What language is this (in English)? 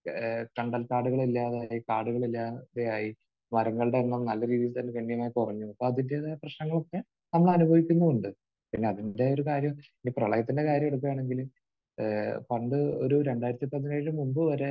Malayalam